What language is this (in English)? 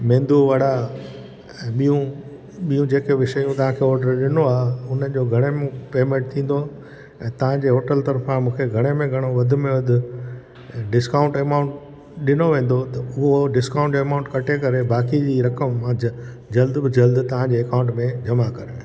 Sindhi